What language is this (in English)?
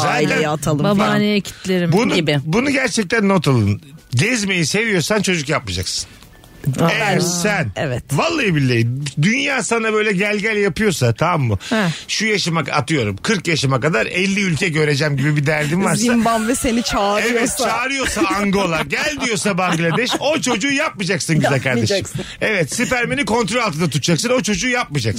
Turkish